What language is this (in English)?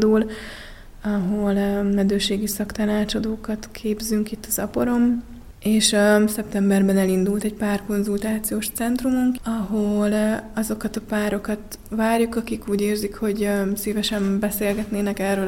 Hungarian